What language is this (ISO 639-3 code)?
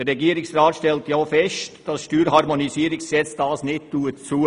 gsw